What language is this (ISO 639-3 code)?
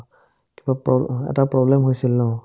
asm